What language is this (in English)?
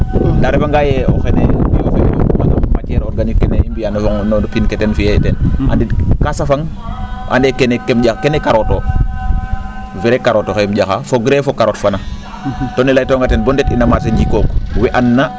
Serer